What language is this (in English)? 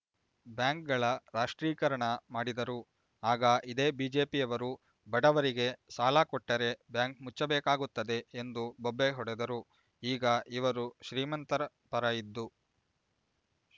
Kannada